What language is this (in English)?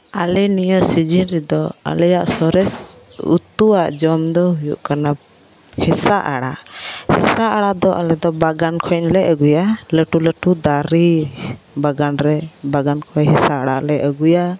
Santali